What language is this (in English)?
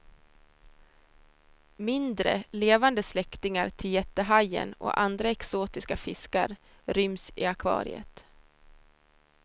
Swedish